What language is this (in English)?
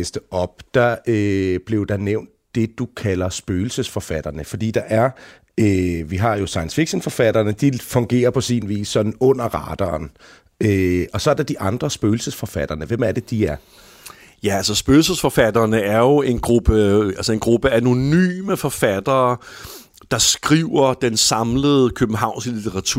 Danish